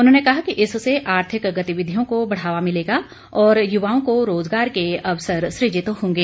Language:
Hindi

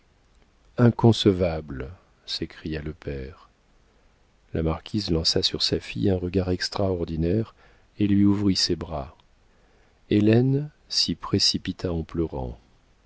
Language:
French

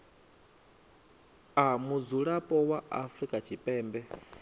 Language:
Venda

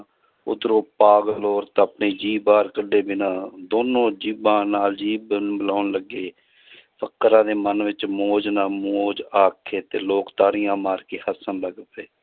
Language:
Punjabi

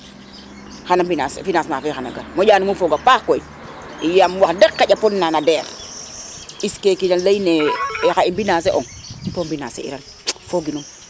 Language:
Serer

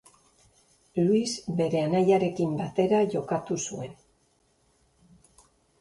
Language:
Basque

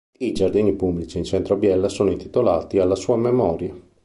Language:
Italian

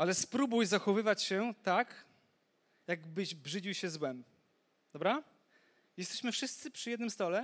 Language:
Polish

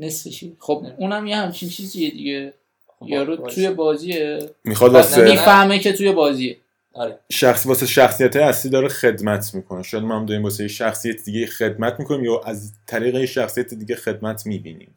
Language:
Persian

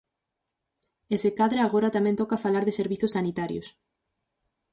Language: Galician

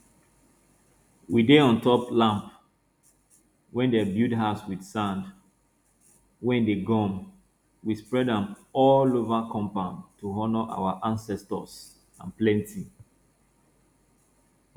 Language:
Nigerian Pidgin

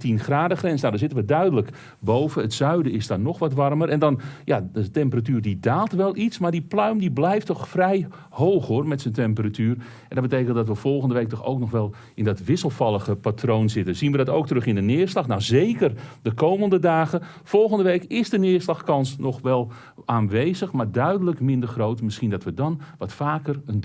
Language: Dutch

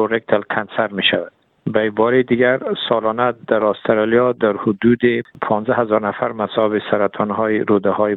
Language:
Persian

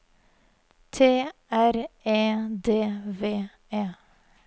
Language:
Norwegian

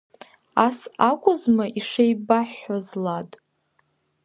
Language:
Abkhazian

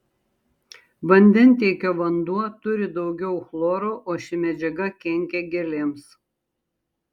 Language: Lithuanian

